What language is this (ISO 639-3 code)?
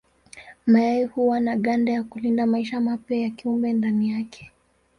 swa